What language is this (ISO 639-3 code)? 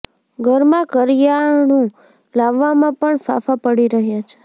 guj